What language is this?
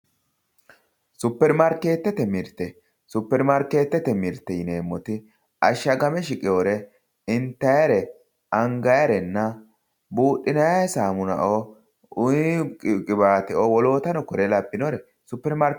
Sidamo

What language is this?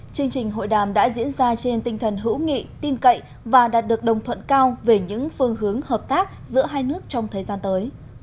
Vietnamese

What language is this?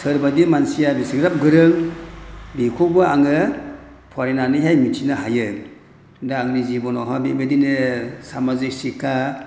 Bodo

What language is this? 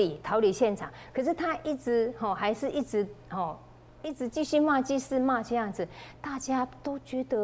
Chinese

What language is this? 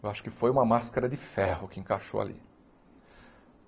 Portuguese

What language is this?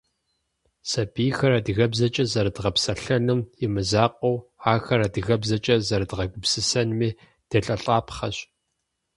Kabardian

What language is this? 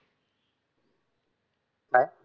Marathi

